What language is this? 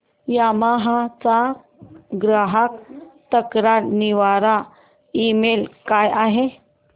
Marathi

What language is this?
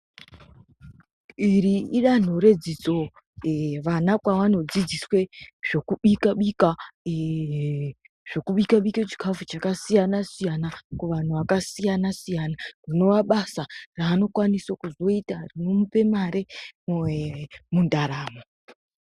Ndau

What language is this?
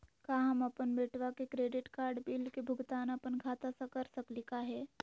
Magahi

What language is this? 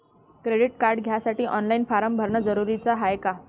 Marathi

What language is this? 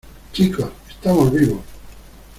Spanish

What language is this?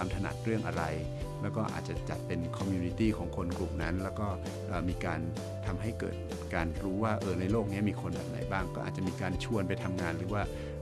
Thai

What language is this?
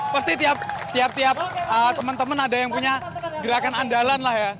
Indonesian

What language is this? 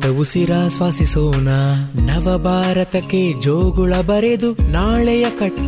Kannada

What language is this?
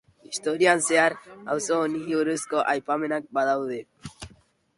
Basque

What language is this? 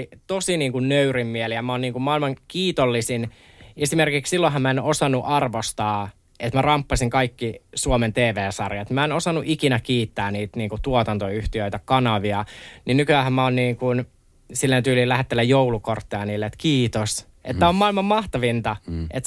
Finnish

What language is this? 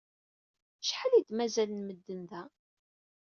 Kabyle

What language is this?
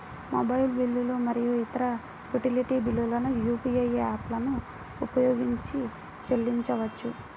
Telugu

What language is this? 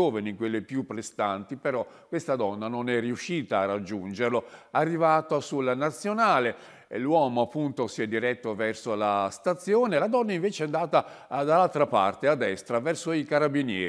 Italian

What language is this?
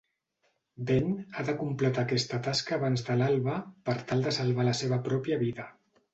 Catalan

